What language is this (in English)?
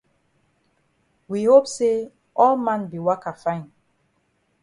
Cameroon Pidgin